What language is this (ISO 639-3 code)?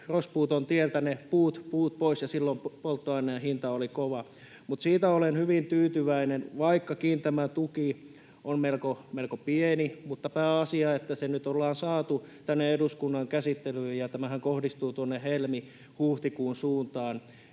fin